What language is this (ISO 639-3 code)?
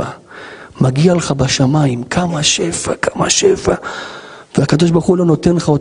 heb